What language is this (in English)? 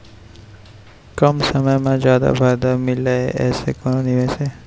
Chhattisgarhi